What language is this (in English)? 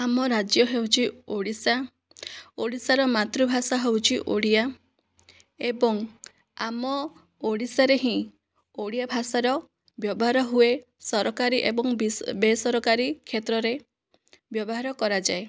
Odia